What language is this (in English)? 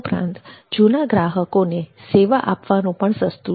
Gujarati